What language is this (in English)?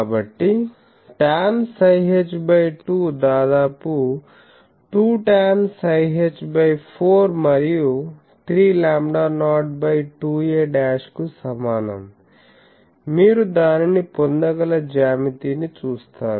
Telugu